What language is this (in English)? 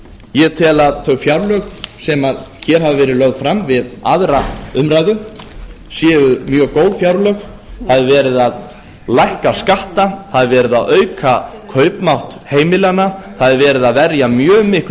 Icelandic